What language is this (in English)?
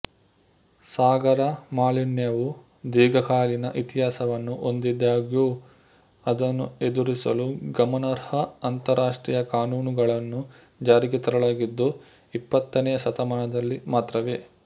Kannada